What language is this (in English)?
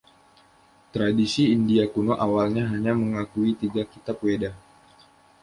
Indonesian